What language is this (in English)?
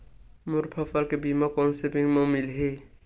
Chhattisgarhi